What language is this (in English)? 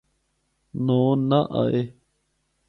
Northern Hindko